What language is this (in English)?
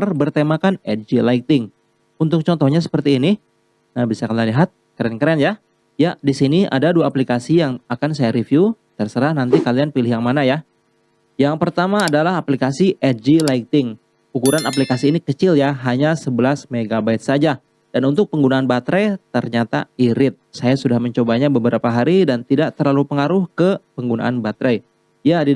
Indonesian